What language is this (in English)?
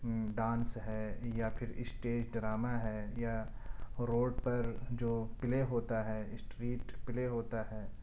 Urdu